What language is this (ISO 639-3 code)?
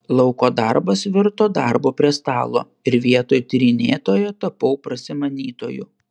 lit